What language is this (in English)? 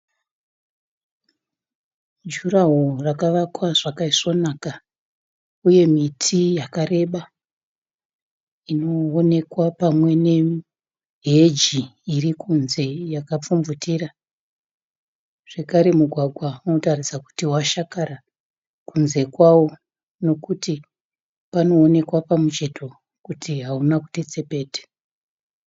Shona